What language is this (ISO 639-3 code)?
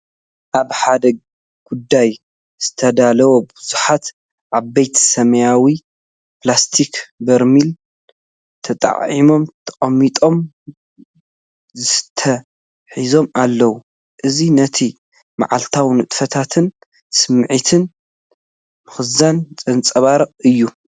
tir